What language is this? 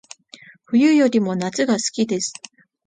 Japanese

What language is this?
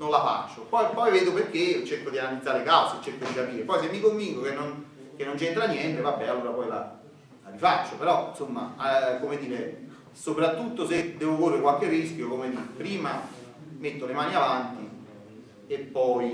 Italian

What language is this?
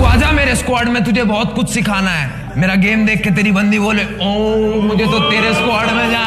English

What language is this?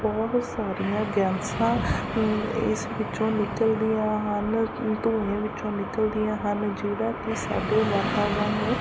Punjabi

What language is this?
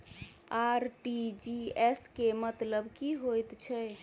Maithili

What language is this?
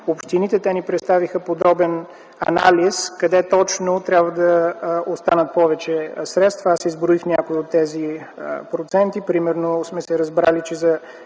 Bulgarian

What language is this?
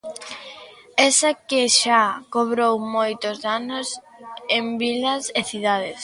Galician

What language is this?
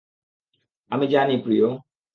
Bangla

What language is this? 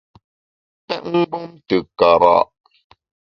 Bamun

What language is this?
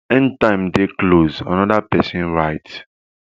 Nigerian Pidgin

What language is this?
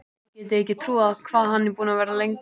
Icelandic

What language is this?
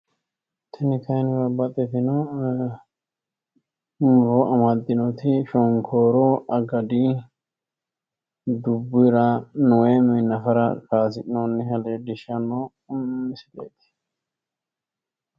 Sidamo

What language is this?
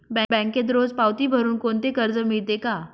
Marathi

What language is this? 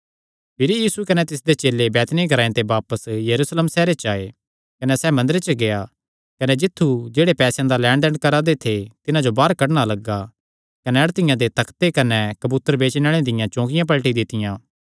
Kangri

